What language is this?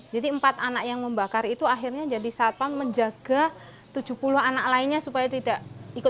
Indonesian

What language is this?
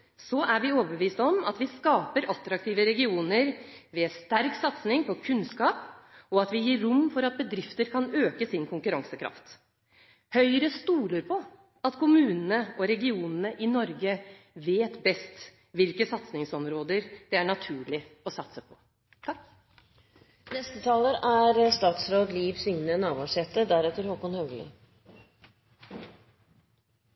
Norwegian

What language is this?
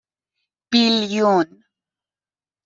Persian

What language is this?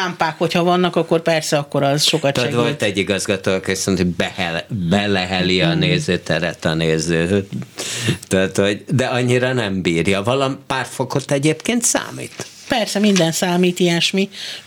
Hungarian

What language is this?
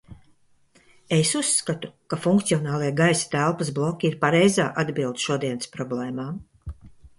Latvian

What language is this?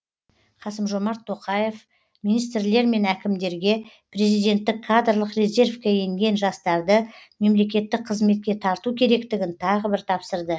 Kazakh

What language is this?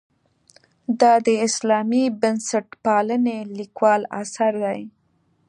Pashto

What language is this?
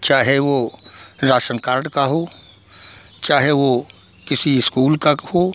Hindi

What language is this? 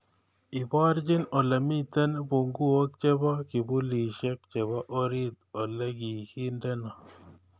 Kalenjin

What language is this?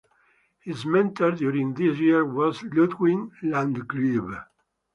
English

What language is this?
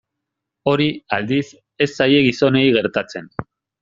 Basque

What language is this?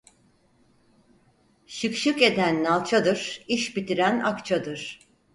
Turkish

